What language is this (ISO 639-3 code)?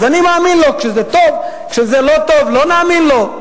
heb